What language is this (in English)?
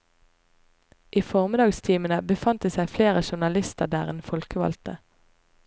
Norwegian